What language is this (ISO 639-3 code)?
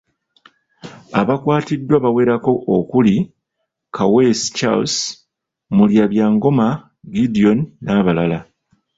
lug